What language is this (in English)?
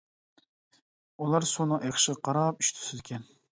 Uyghur